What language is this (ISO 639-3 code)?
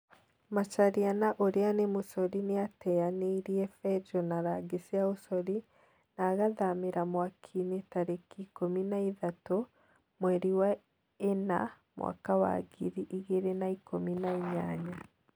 kik